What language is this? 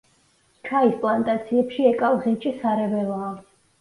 Georgian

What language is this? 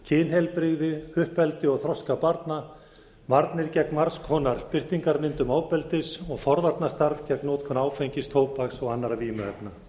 Icelandic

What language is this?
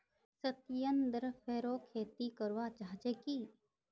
Magahi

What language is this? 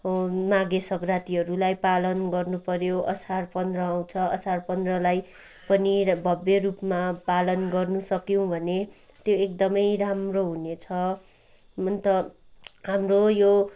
Nepali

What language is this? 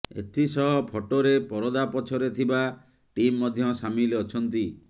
Odia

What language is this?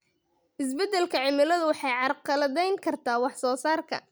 Somali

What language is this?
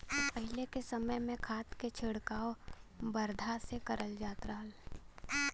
Bhojpuri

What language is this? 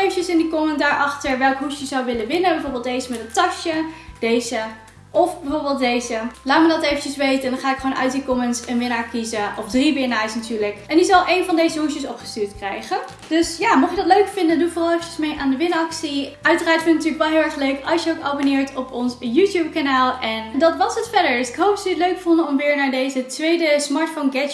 Dutch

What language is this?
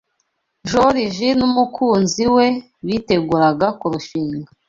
Kinyarwanda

